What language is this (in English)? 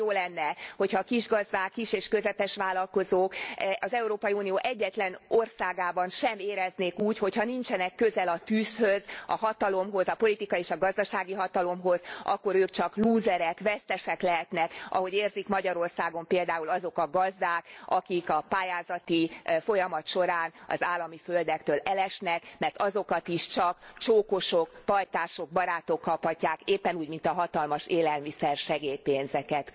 Hungarian